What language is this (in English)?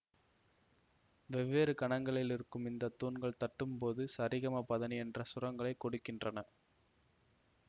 Tamil